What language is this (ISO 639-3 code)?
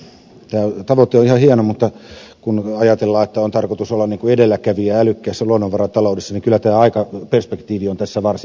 fin